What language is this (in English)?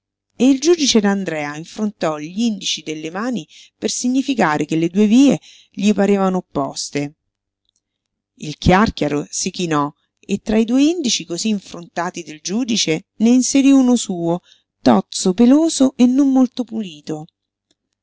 Italian